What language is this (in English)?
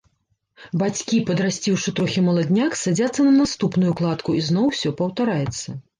Belarusian